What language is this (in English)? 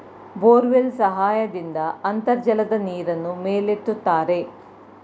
Kannada